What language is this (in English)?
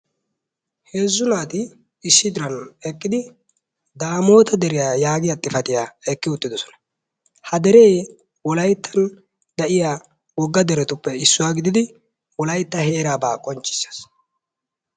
Wolaytta